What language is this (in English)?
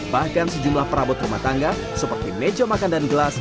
Indonesian